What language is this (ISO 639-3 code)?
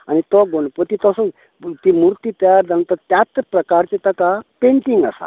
kok